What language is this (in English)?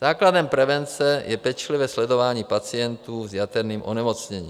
Czech